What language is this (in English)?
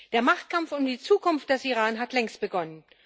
German